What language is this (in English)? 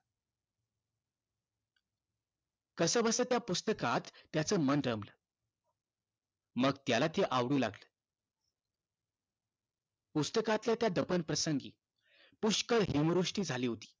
Marathi